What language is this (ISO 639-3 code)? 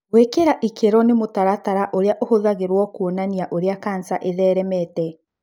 kik